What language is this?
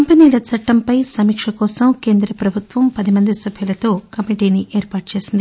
Telugu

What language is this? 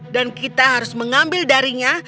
Indonesian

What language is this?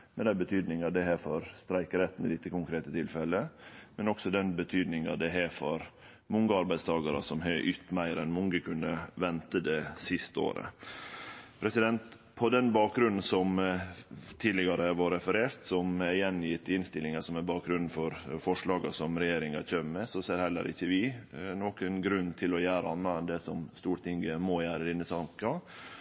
Norwegian Nynorsk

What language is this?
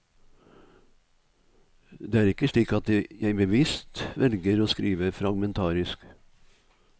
Norwegian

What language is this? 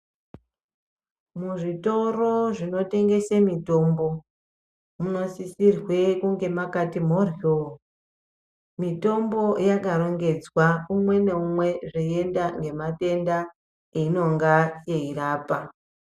Ndau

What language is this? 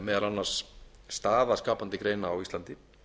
Icelandic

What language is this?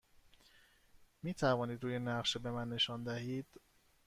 Persian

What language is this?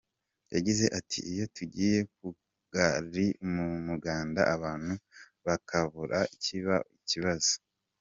Kinyarwanda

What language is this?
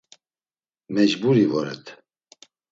Laz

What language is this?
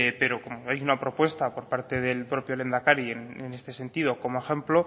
Spanish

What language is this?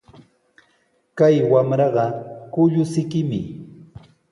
Sihuas Ancash Quechua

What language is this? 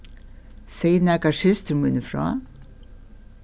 Faroese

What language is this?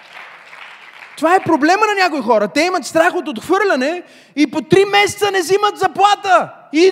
Bulgarian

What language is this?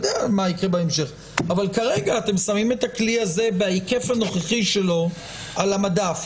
Hebrew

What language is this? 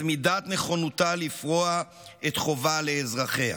Hebrew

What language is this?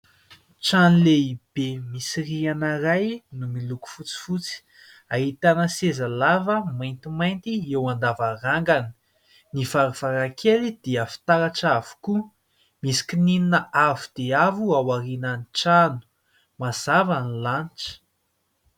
Malagasy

